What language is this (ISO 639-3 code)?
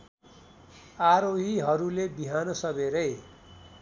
nep